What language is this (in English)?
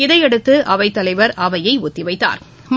Tamil